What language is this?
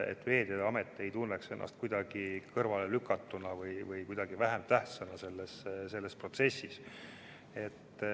Estonian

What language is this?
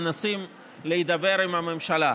Hebrew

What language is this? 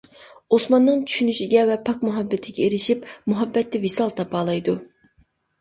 Uyghur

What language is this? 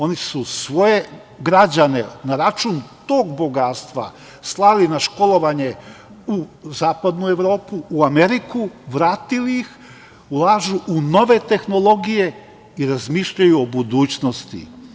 Serbian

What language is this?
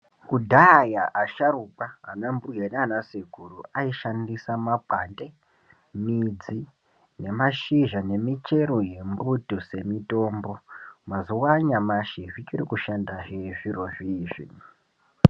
Ndau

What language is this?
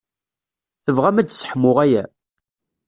Kabyle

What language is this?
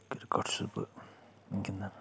Kashmiri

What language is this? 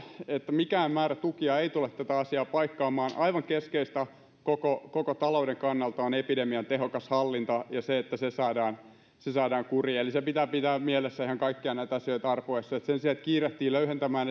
Finnish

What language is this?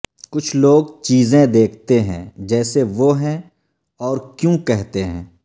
Urdu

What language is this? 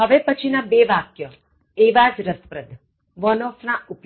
Gujarati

